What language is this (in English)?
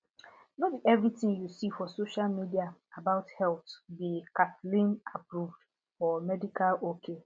Nigerian Pidgin